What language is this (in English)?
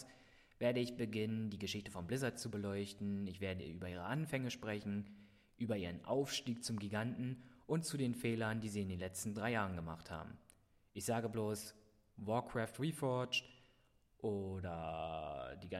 German